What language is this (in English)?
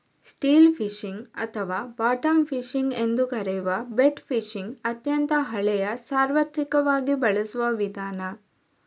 Kannada